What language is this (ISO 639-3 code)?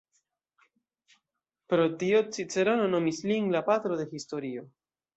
epo